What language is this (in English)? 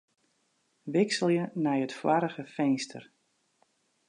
Western Frisian